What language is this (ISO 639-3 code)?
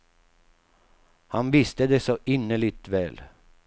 swe